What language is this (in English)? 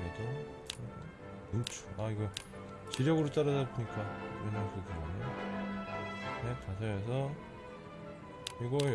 Korean